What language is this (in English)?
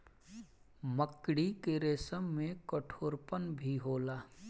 Bhojpuri